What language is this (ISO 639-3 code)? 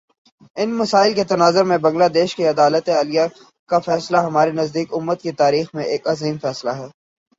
urd